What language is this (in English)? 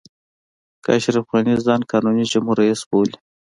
Pashto